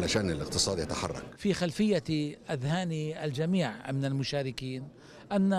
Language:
Arabic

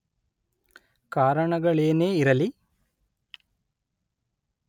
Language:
Kannada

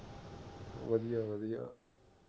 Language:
Punjabi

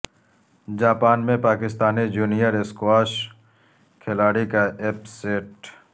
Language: Urdu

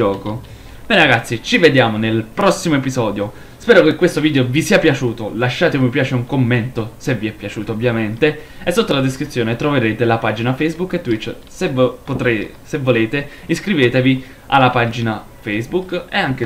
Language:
Italian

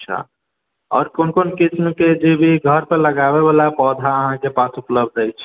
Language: Maithili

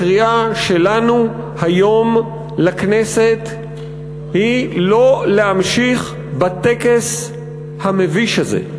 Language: Hebrew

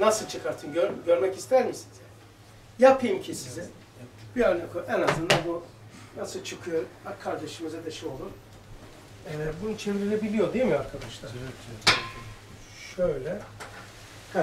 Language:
Turkish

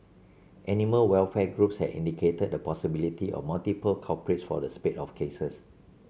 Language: English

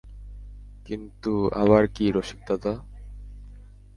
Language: Bangla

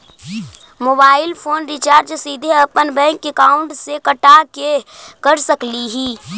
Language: Magahi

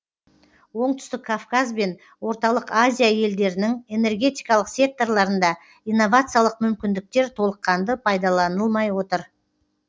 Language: Kazakh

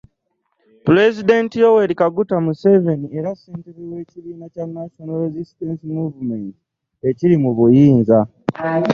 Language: Ganda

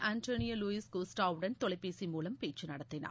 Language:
Tamil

